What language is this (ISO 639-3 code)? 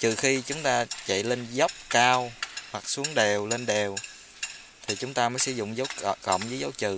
vie